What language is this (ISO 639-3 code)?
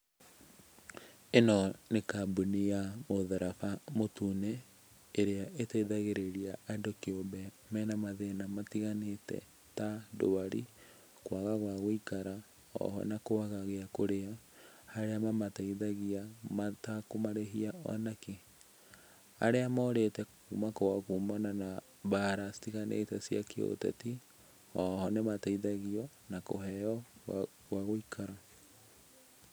kik